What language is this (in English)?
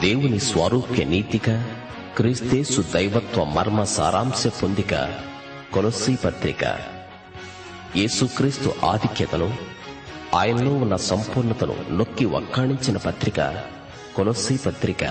Telugu